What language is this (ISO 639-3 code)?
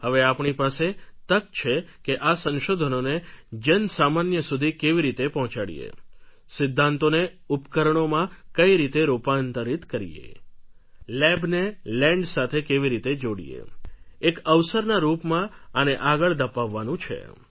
guj